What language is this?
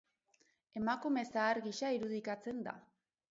Basque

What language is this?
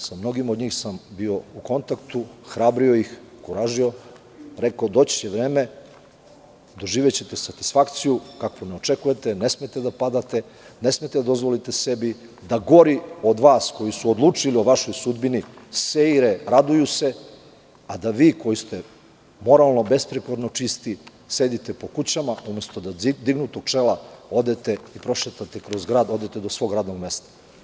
Serbian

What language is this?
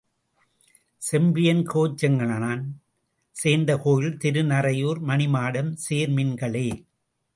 Tamil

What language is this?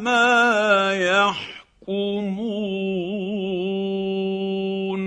Arabic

